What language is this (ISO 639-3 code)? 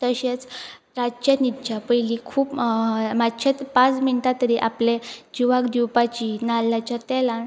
kok